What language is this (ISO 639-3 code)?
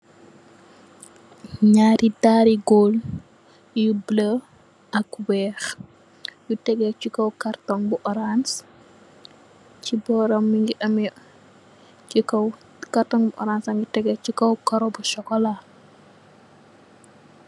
wol